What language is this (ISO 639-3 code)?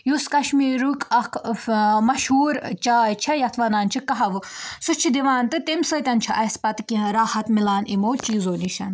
kas